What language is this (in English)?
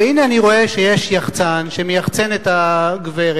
Hebrew